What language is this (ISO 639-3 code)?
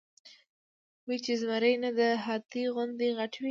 pus